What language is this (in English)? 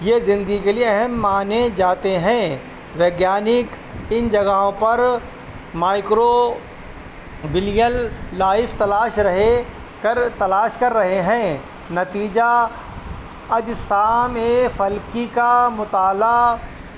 Urdu